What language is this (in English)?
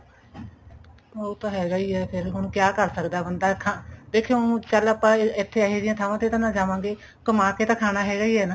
Punjabi